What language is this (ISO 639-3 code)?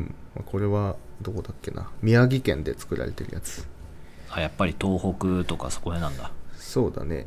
jpn